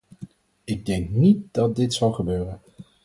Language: Dutch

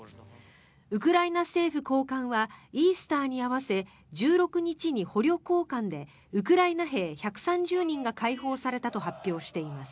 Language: Japanese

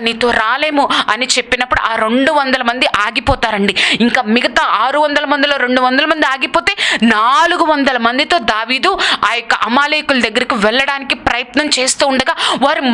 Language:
French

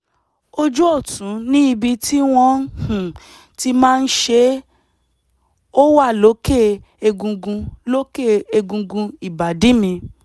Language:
Yoruba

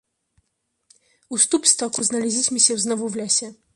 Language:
Polish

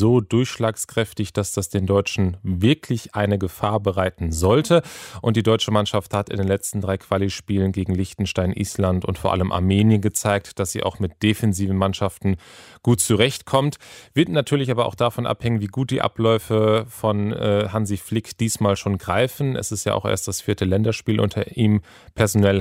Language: German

